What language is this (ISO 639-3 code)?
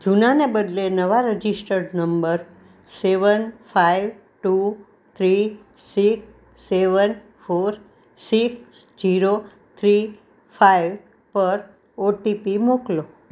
guj